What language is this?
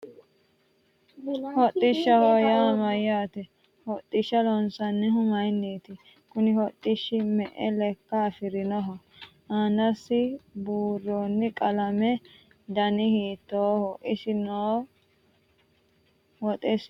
Sidamo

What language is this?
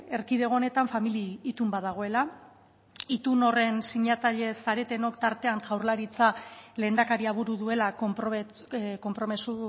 Basque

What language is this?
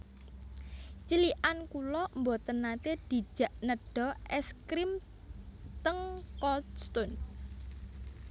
Javanese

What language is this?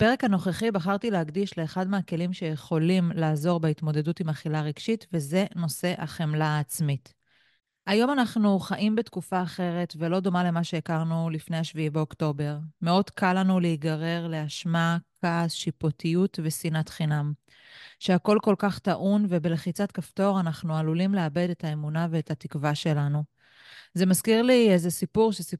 Hebrew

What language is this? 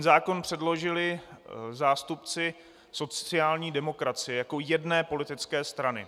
Czech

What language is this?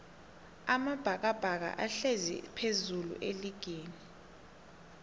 South Ndebele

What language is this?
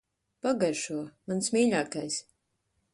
Latvian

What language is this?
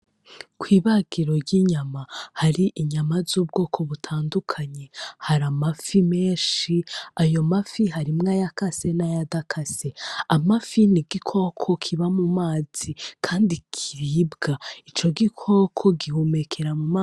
Rundi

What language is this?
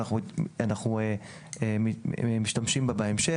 Hebrew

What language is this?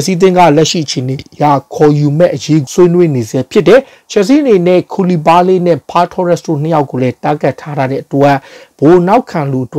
Romanian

